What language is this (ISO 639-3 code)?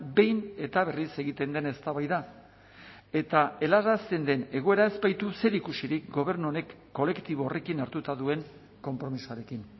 eus